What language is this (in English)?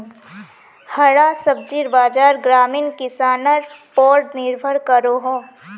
Magahi